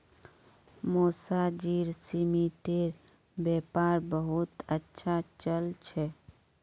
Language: Magahi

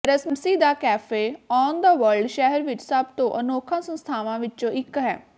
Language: Punjabi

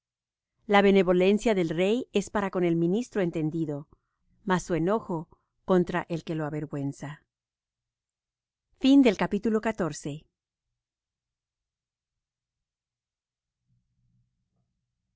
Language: Spanish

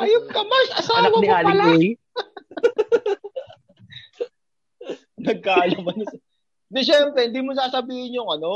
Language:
Filipino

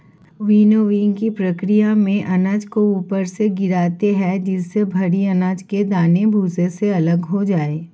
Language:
Hindi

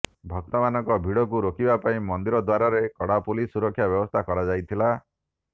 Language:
Odia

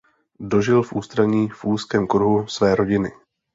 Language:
Czech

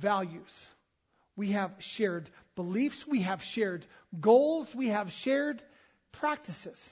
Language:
English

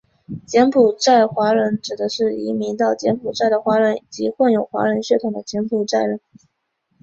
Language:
Chinese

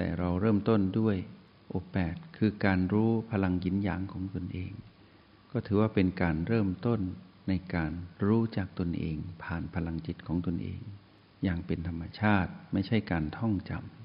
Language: Thai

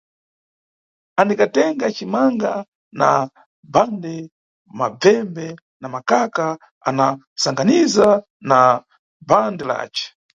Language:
Nyungwe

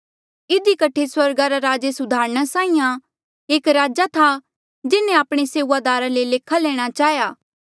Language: Mandeali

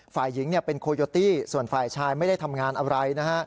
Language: Thai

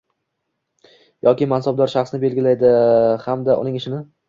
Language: Uzbek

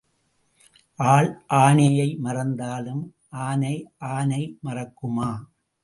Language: Tamil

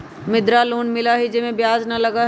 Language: Magahi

